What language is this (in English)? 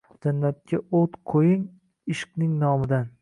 Uzbek